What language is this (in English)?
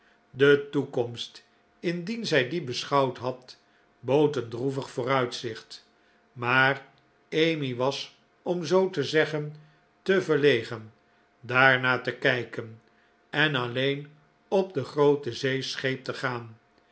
Dutch